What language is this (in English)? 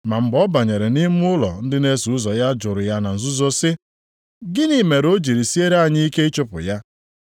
Igbo